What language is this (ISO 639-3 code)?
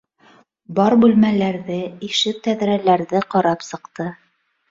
bak